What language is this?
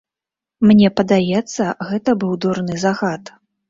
Belarusian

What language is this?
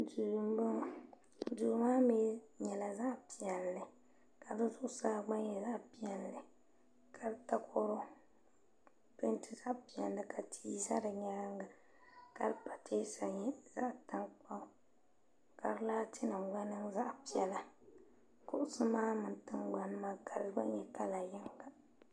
Dagbani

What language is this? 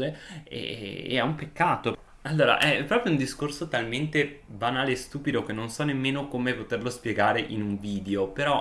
Italian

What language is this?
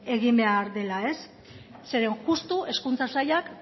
Basque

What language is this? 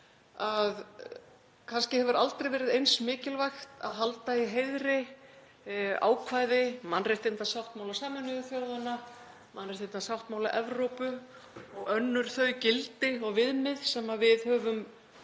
Icelandic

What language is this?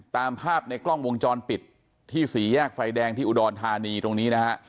Thai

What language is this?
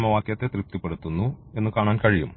Malayalam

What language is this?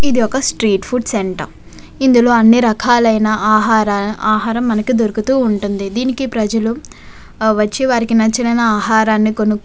Telugu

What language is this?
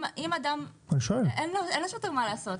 Hebrew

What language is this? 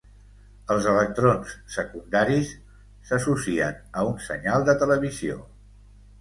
Catalan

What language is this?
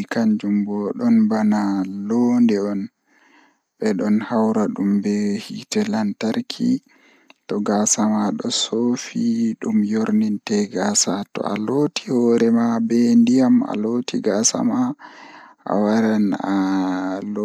Fula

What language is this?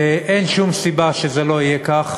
Hebrew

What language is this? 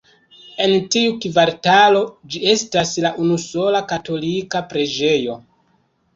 Esperanto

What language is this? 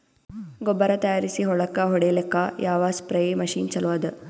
Kannada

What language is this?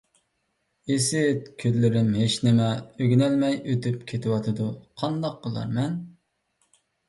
Uyghur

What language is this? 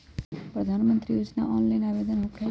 Magahi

